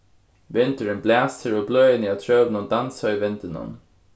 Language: Faroese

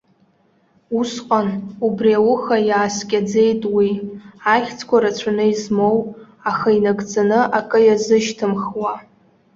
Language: Abkhazian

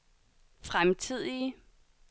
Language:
Danish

